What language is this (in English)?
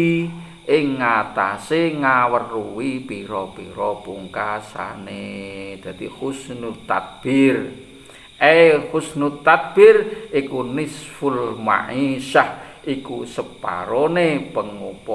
Indonesian